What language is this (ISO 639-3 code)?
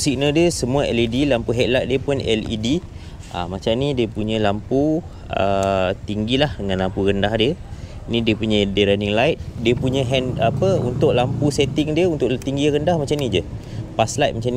msa